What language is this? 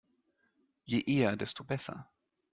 German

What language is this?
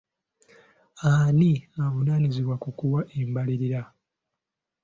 Ganda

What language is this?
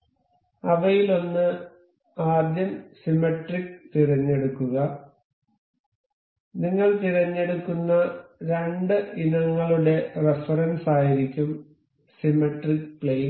Malayalam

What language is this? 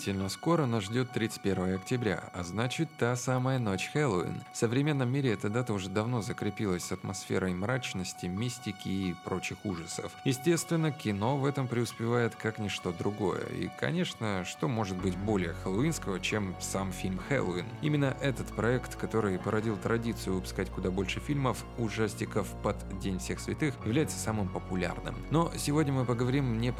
Russian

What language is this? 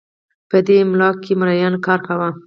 Pashto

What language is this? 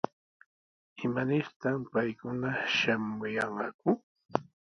Sihuas Ancash Quechua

